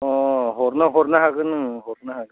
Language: Bodo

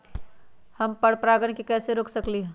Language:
Magahi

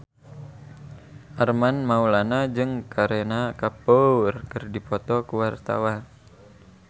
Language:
Sundanese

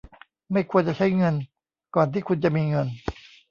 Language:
Thai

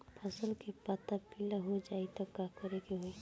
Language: Bhojpuri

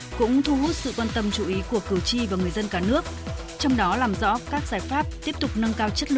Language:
Vietnamese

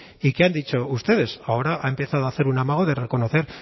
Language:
Spanish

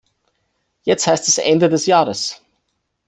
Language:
German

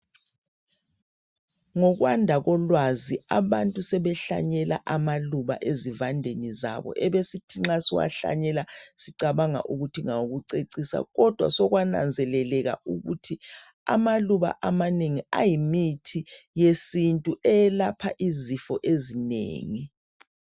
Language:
North Ndebele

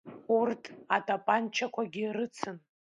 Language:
Abkhazian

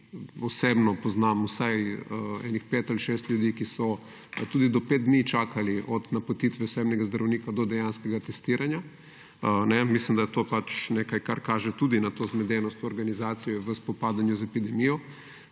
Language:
Slovenian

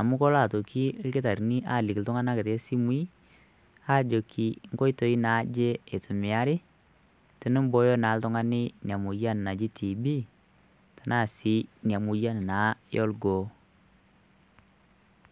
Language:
Masai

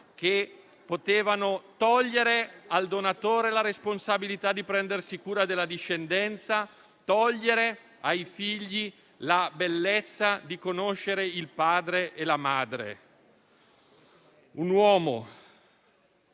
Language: Italian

